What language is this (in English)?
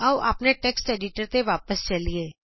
Punjabi